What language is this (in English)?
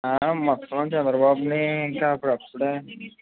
Telugu